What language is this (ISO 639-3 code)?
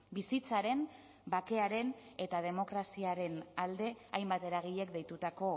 eus